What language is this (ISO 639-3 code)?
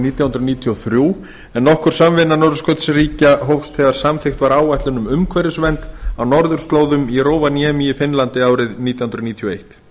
isl